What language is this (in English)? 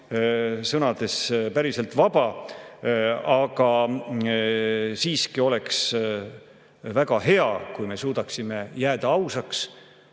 Estonian